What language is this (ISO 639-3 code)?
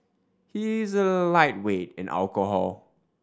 eng